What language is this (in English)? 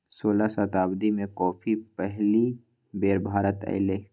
Magahi